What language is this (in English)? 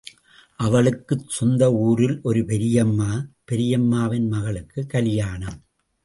Tamil